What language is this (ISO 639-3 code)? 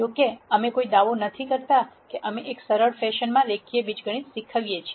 guj